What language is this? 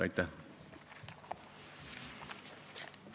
Estonian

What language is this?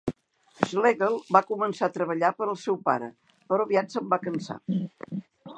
Catalan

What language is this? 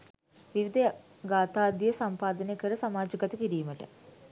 Sinhala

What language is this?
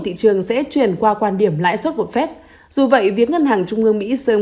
Vietnamese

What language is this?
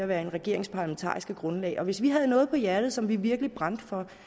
Danish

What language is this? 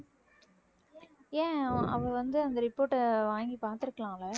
Tamil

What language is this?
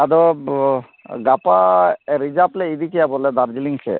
Santali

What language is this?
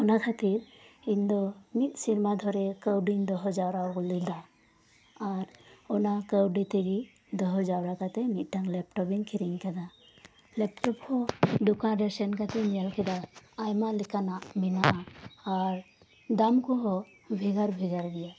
Santali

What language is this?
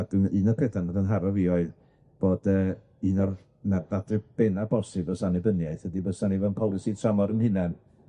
Welsh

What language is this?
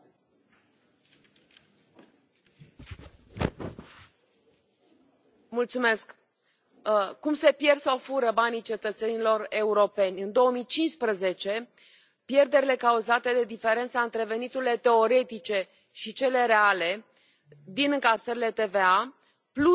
Romanian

